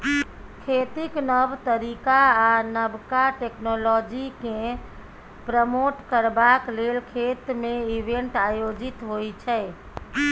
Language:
Maithili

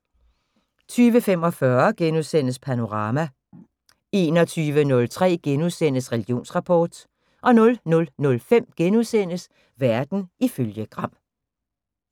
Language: Danish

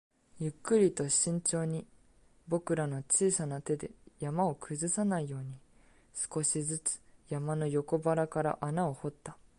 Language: Japanese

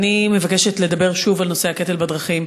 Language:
Hebrew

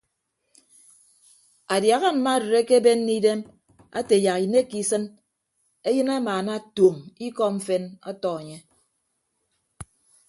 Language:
Ibibio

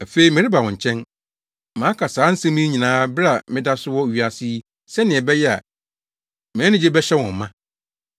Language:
Akan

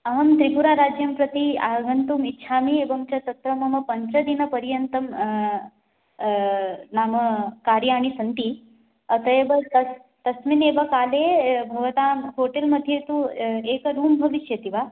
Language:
Sanskrit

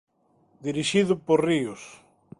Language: Galician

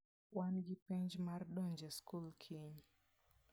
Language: Luo (Kenya and Tanzania)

